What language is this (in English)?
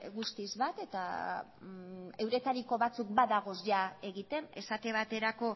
Basque